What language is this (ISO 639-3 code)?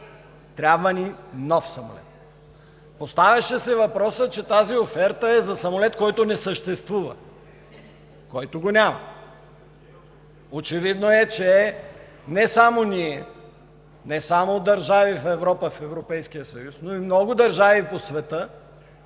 bul